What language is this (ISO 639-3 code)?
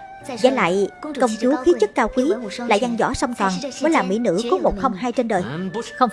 vie